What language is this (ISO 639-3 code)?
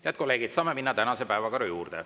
est